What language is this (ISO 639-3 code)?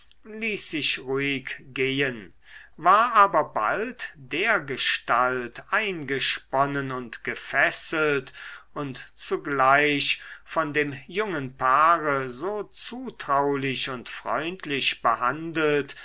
deu